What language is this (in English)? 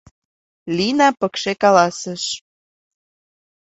Mari